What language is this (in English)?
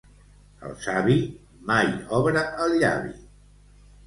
Catalan